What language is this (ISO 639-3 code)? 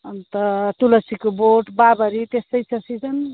nep